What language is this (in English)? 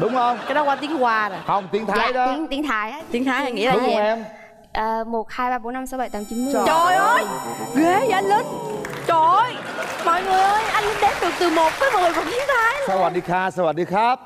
Vietnamese